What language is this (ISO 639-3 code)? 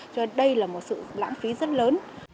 vie